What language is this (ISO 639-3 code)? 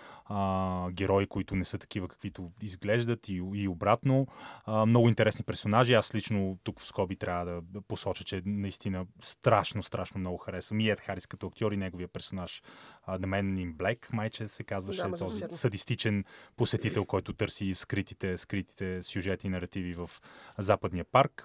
bul